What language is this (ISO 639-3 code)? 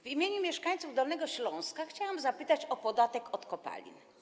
pol